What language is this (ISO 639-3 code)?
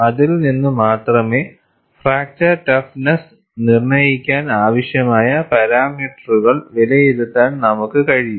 mal